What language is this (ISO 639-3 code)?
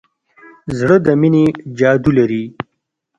pus